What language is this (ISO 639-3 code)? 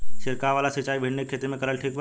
bho